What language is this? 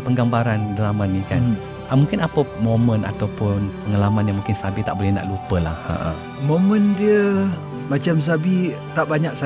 Malay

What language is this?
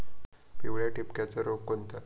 Marathi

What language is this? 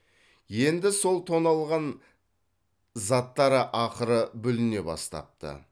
Kazakh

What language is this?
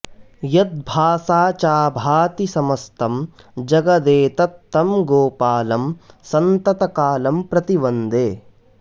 Sanskrit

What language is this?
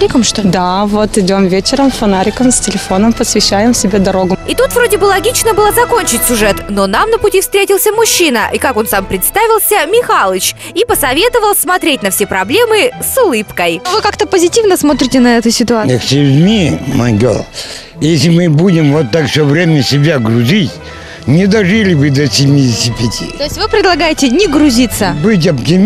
Russian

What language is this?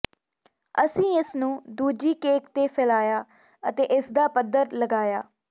Punjabi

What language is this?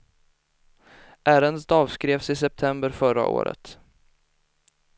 Swedish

